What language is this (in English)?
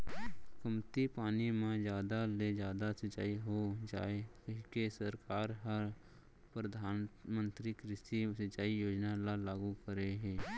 Chhattisgarhi